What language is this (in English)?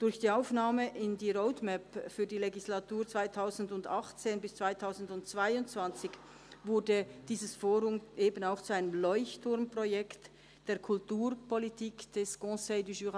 Swiss German